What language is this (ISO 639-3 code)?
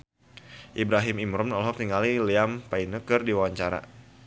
sun